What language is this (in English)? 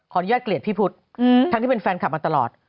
Thai